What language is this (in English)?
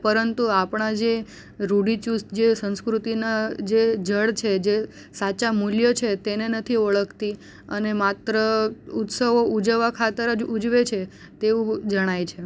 Gujarati